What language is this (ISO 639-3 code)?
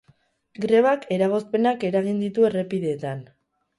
eus